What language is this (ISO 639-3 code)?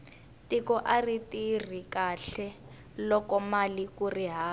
tso